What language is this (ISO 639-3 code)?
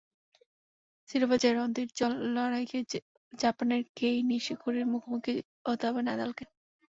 ben